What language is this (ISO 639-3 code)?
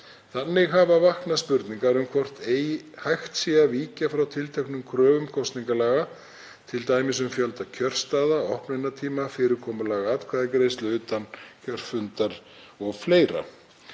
isl